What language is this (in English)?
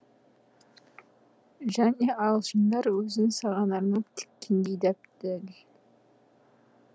Kazakh